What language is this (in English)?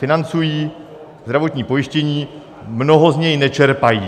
Czech